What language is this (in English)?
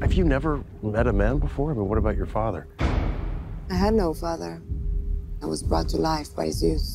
Portuguese